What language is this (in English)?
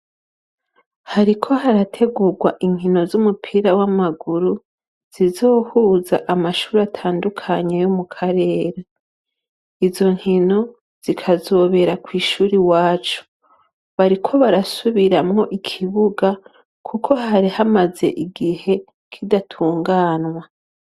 Rundi